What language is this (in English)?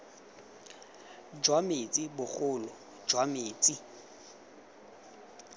Tswana